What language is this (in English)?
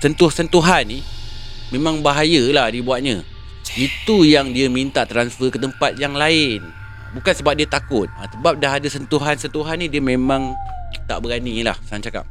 Malay